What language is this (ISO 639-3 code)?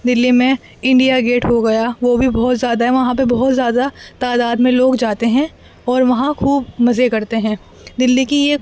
urd